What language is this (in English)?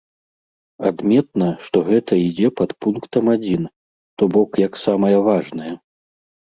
Belarusian